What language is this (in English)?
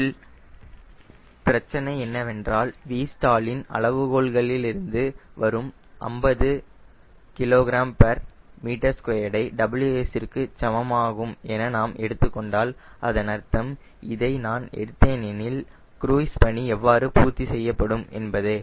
Tamil